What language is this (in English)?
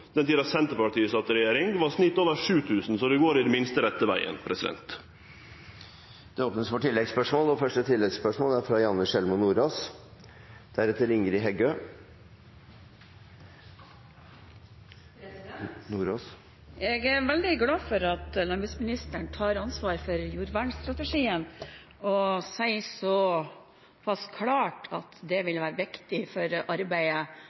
Norwegian